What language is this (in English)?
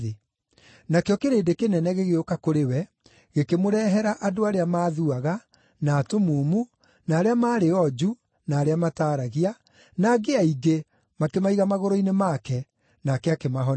Kikuyu